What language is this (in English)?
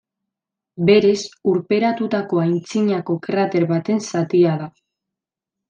Basque